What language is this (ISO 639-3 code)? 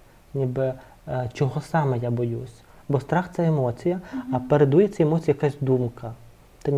ukr